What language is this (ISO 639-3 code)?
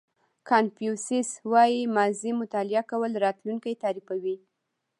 pus